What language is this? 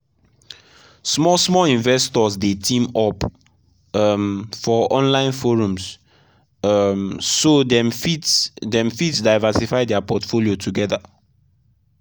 Nigerian Pidgin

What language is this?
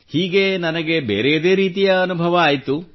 Kannada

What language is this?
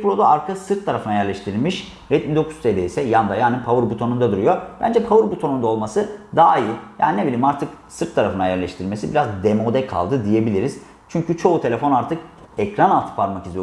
Turkish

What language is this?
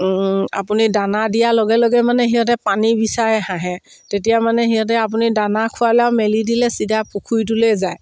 Assamese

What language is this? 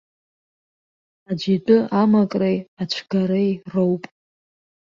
Abkhazian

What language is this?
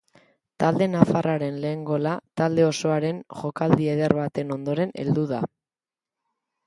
Basque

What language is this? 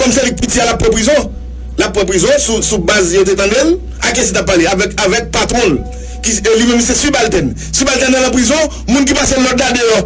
French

